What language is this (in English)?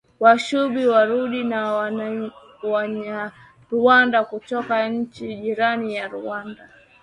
Swahili